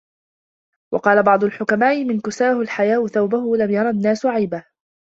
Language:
Arabic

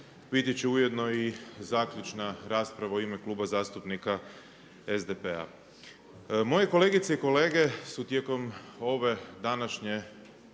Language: Croatian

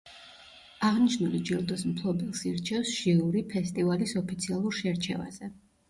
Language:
Georgian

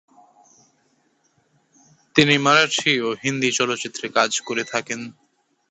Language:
Bangla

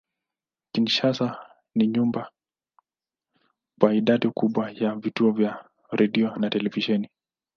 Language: Swahili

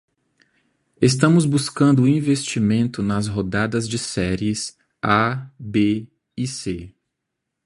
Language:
Portuguese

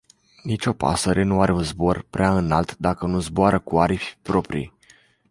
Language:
Romanian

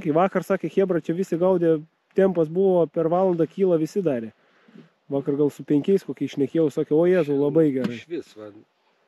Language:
Lithuanian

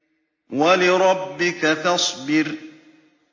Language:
Arabic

